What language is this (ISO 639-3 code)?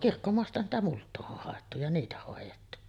fin